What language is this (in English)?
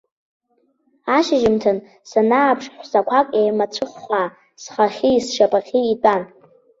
Abkhazian